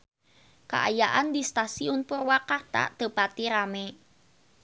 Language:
Sundanese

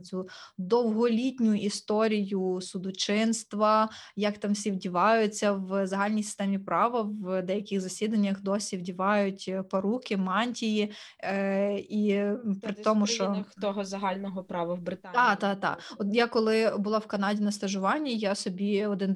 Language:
Ukrainian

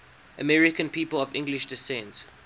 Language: English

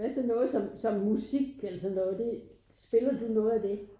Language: Danish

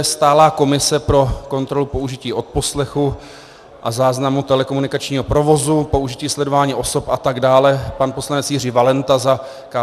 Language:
Czech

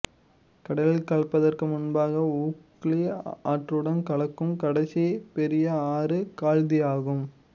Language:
Tamil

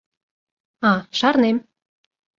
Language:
Mari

